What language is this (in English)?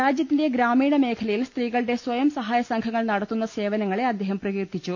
Malayalam